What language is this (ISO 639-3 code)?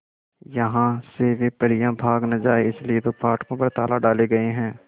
hin